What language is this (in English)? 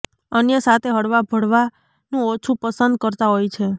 Gujarati